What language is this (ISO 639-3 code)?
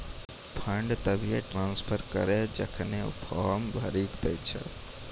mai